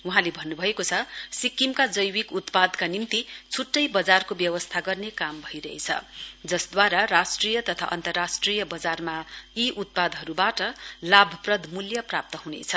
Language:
Nepali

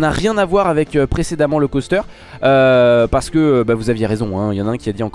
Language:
French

